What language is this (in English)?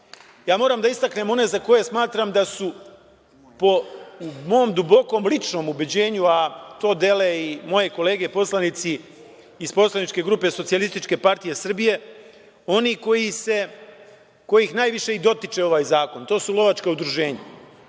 Serbian